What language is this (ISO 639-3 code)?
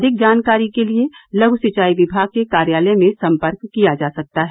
hin